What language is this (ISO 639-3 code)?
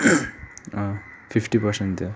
nep